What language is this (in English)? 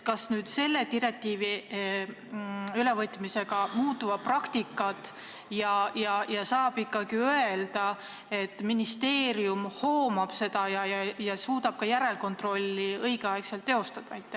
Estonian